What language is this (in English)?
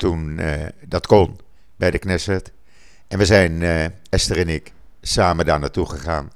Dutch